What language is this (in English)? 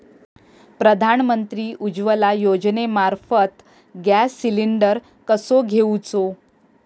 Marathi